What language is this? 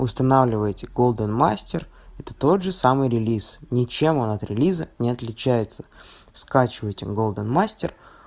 Russian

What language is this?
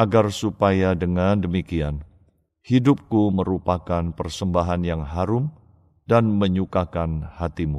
Indonesian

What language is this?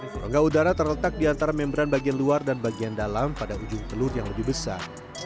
Indonesian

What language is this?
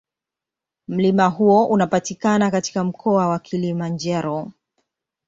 Swahili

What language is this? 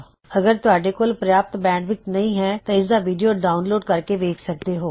Punjabi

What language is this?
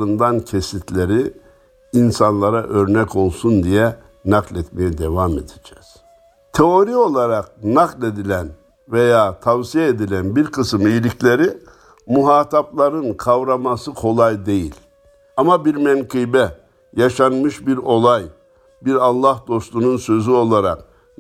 Turkish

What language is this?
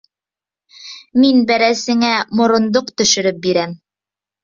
Bashkir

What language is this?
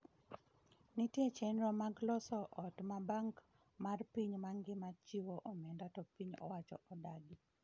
Luo (Kenya and Tanzania)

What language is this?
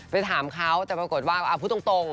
Thai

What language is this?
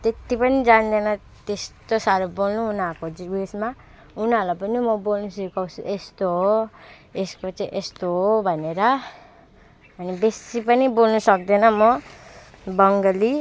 Nepali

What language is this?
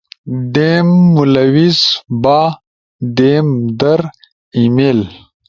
Ushojo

